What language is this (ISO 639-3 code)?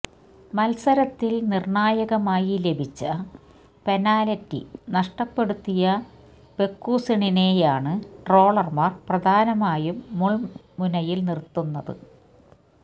mal